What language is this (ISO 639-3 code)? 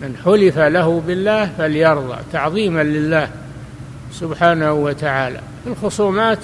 ara